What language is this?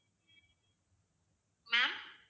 Tamil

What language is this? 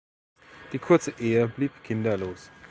German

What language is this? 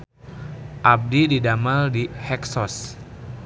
Sundanese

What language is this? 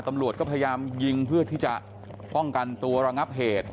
Thai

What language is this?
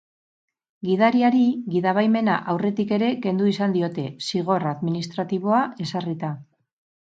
Basque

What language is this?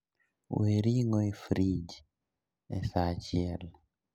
Luo (Kenya and Tanzania)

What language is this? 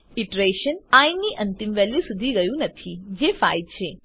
Gujarati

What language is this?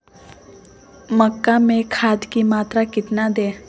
Magahi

